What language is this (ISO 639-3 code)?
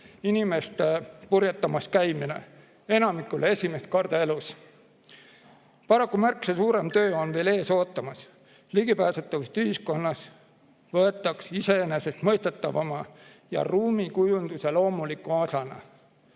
est